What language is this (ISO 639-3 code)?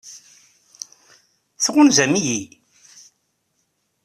kab